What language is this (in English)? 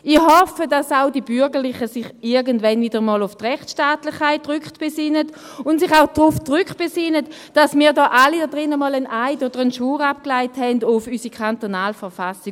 Swiss German